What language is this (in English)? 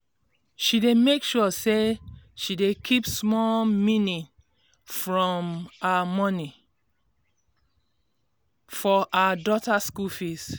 Nigerian Pidgin